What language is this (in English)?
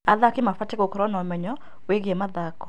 Kikuyu